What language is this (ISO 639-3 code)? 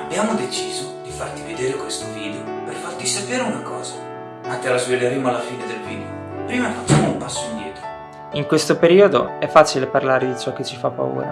ita